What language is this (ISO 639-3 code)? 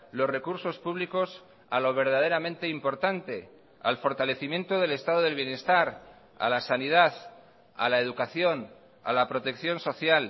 spa